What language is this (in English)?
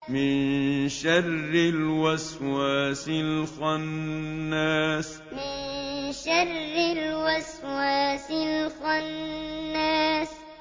Arabic